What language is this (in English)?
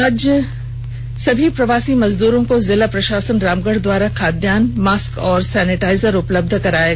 Hindi